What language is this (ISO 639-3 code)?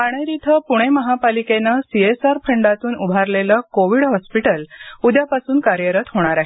mar